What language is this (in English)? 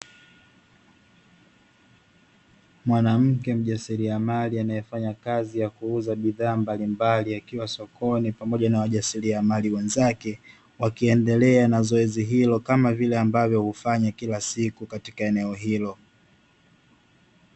Swahili